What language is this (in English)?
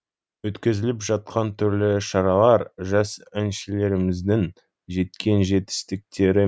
Kazakh